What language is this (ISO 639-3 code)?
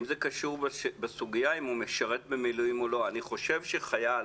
heb